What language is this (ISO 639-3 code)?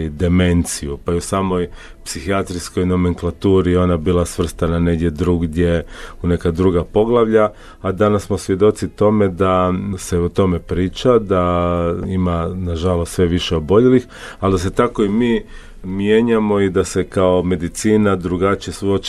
hrv